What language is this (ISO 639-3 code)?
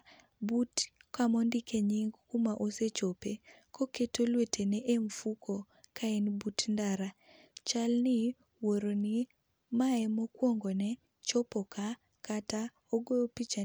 luo